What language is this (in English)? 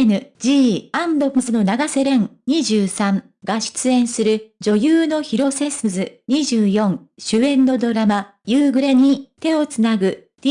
Japanese